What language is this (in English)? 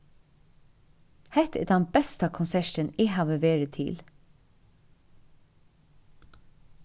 Faroese